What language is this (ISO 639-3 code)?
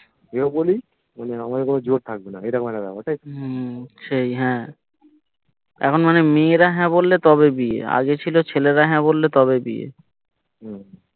ben